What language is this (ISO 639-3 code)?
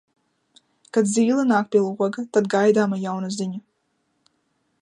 lav